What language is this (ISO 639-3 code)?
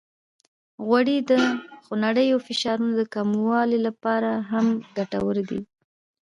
pus